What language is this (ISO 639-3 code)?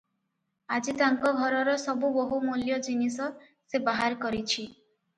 ori